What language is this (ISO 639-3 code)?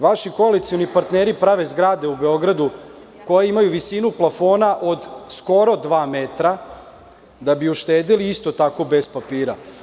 srp